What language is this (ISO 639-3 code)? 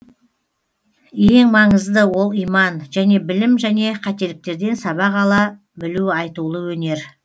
kaz